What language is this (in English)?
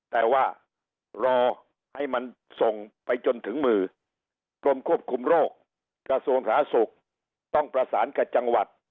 Thai